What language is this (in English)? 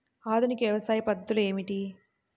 Telugu